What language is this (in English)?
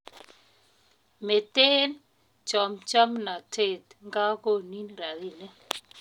Kalenjin